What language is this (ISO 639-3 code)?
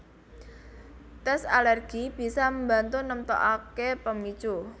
jav